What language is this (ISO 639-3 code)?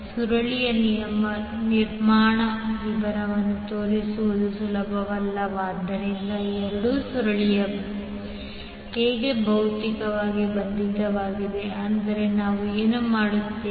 kan